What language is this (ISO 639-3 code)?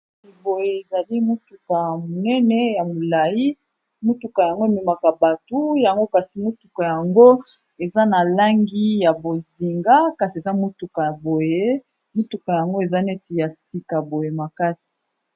lin